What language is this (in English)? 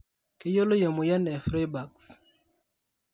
Masai